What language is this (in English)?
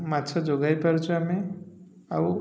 Odia